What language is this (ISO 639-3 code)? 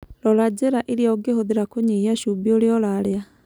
kik